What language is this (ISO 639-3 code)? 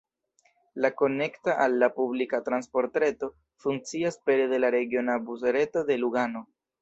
epo